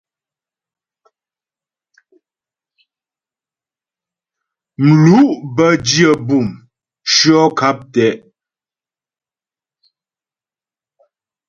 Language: Ghomala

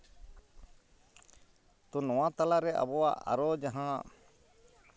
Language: Santali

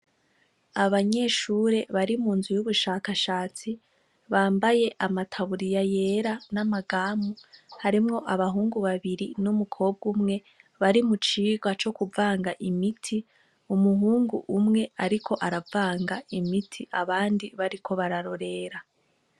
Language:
Rundi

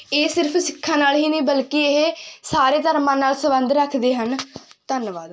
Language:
Punjabi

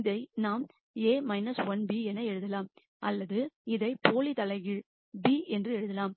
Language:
Tamil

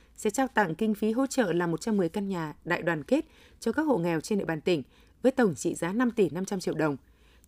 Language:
Vietnamese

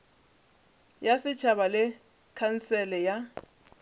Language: Northern Sotho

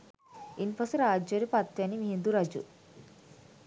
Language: Sinhala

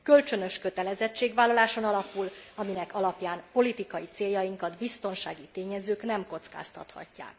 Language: Hungarian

